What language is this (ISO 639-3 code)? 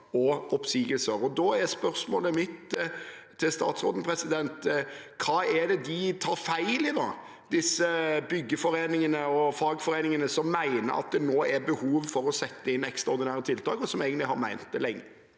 nor